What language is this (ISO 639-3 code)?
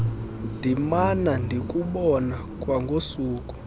xho